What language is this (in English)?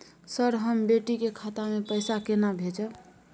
Maithili